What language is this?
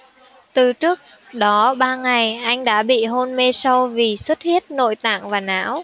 Vietnamese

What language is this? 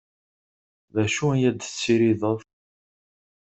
Kabyle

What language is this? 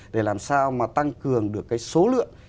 Vietnamese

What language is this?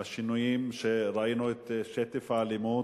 Hebrew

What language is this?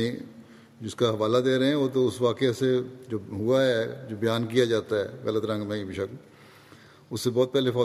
Urdu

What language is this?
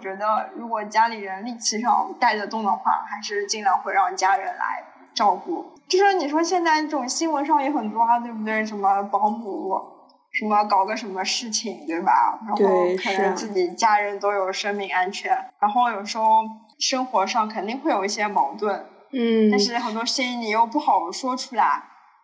Chinese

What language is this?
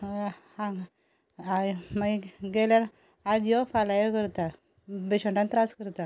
Konkani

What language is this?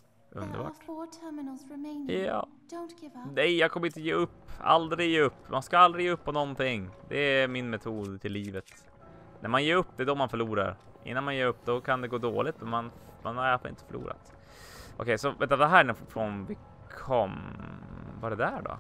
Swedish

